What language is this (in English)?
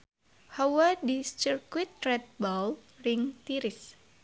Sundanese